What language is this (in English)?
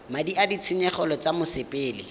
Tswana